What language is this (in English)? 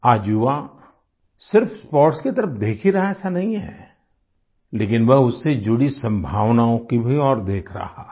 Hindi